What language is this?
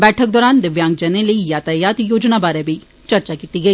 Dogri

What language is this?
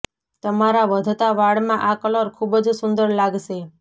Gujarati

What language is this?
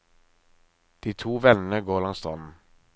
Norwegian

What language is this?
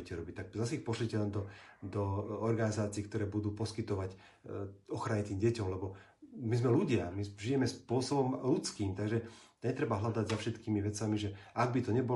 Slovak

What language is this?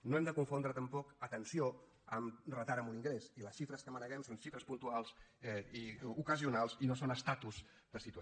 Catalan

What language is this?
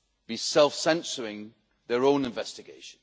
English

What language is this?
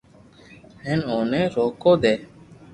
Loarki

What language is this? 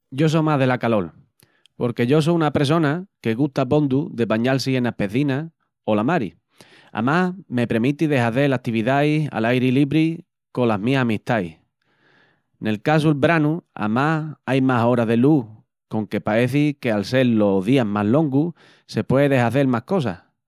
Extremaduran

